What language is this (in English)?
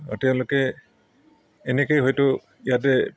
Assamese